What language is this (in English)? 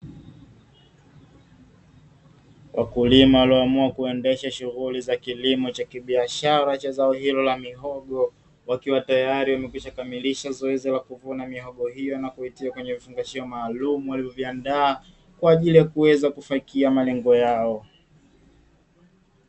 Swahili